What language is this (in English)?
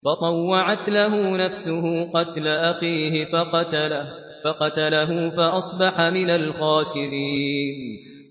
Arabic